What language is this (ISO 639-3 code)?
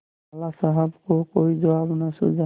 hin